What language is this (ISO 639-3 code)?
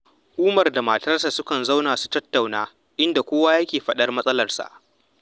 hau